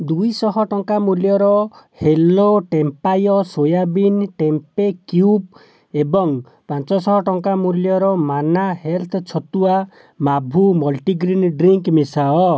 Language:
Odia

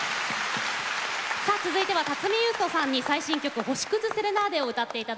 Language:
Japanese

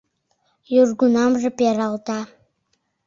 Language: Mari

